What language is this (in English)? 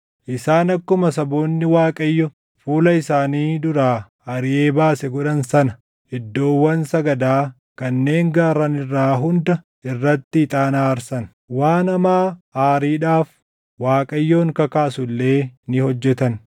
Oromo